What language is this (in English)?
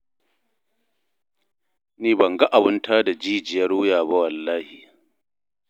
Hausa